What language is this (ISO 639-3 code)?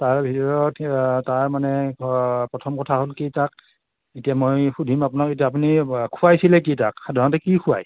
asm